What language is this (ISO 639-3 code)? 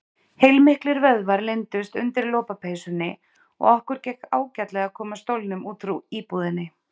isl